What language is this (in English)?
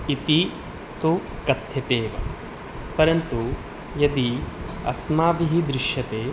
Sanskrit